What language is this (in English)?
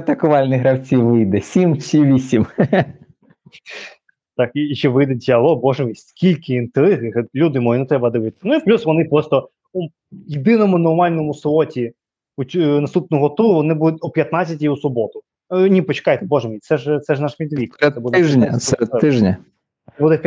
Ukrainian